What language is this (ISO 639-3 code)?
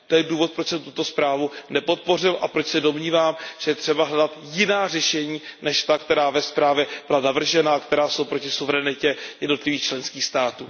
ces